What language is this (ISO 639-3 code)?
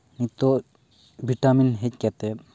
sat